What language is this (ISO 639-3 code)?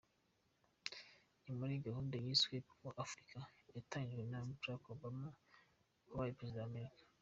kin